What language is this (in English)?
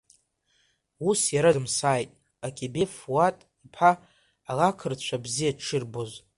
Abkhazian